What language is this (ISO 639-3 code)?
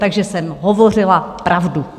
ces